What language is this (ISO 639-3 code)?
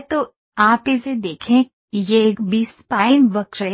hin